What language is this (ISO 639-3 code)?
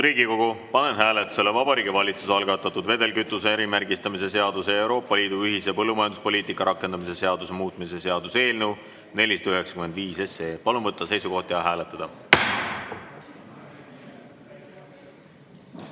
est